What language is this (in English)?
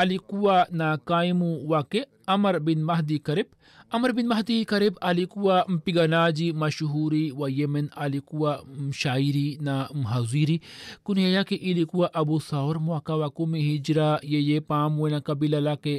Swahili